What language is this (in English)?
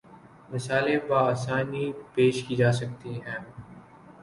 Urdu